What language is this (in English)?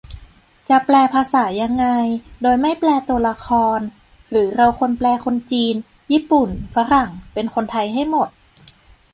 Thai